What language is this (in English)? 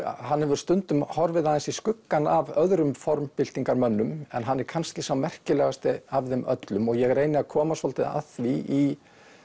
Icelandic